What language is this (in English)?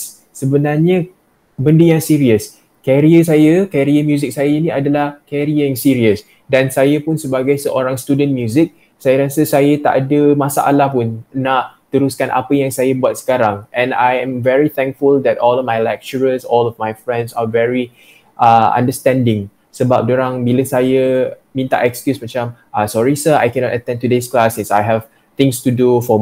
Malay